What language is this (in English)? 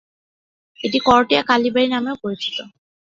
Bangla